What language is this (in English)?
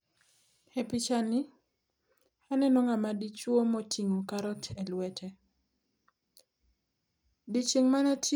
Luo (Kenya and Tanzania)